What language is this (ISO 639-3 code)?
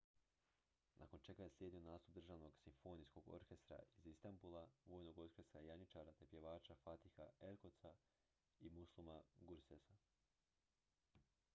hrv